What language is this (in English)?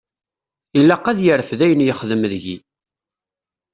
Kabyle